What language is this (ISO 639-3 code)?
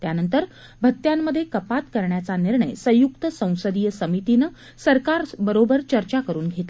mar